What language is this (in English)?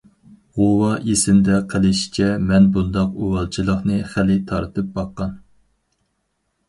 Uyghur